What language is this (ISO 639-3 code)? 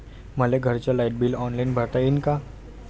mar